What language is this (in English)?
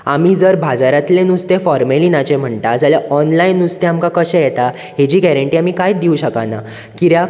Konkani